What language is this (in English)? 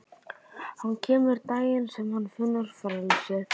Icelandic